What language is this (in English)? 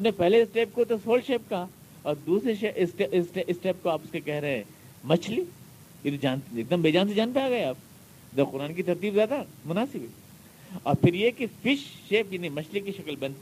Urdu